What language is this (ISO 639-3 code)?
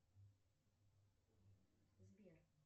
rus